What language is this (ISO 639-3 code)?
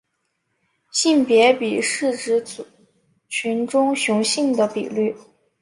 zho